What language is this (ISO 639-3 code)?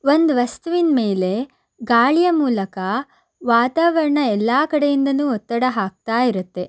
kan